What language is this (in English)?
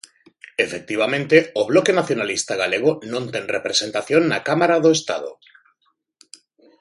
Galician